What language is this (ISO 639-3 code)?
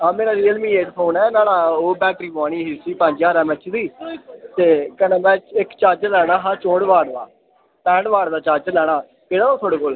doi